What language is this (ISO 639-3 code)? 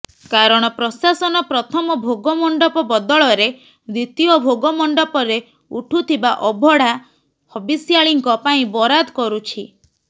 ori